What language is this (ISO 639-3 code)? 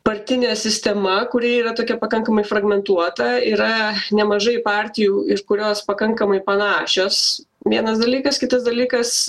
lit